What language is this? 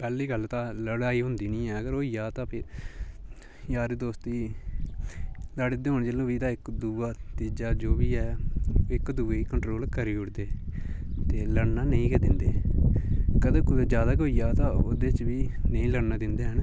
Dogri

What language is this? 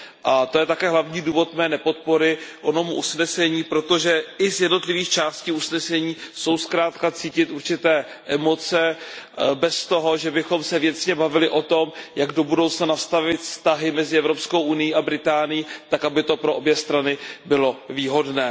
Czech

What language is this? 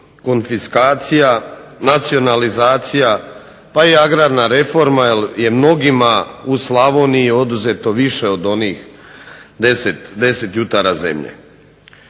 Croatian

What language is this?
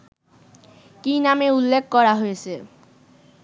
Bangla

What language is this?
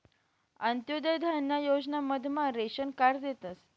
Marathi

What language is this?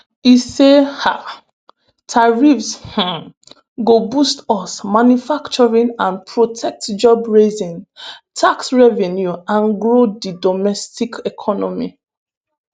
Nigerian Pidgin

